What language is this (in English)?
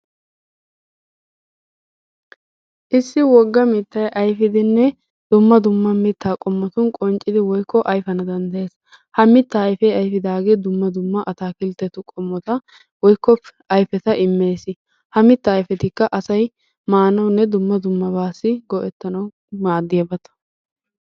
Wolaytta